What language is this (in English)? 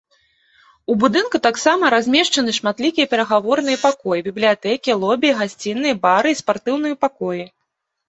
Belarusian